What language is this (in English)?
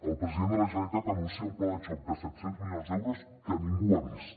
Catalan